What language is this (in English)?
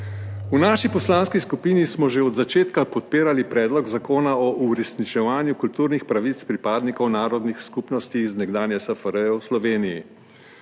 Slovenian